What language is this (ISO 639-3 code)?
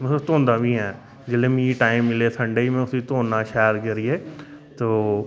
doi